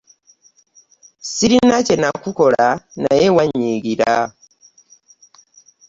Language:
Ganda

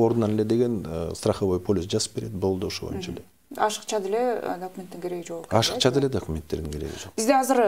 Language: Turkish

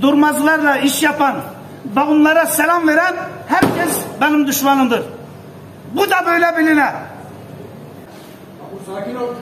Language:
Turkish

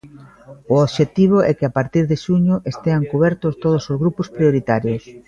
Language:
Galician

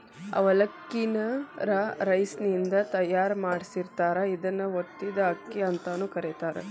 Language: Kannada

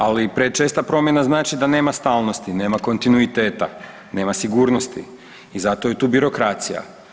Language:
Croatian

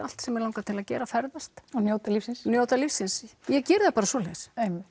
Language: Icelandic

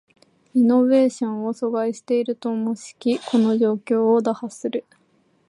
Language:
Japanese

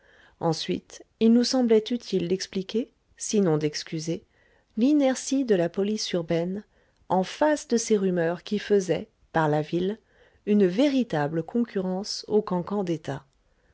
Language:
French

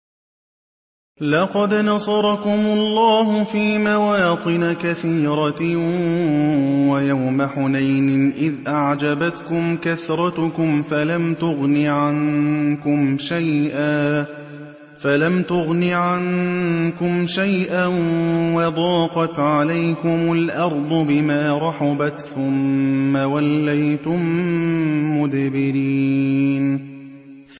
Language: Arabic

